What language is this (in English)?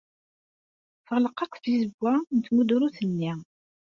Kabyle